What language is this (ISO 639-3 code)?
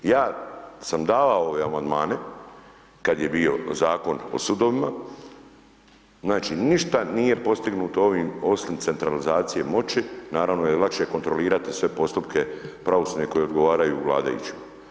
hrv